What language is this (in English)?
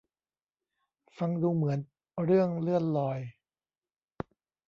Thai